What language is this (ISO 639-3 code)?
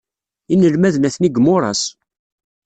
kab